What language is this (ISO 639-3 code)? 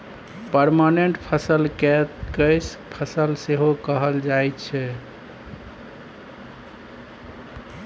mai